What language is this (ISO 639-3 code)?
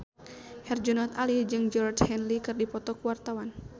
sun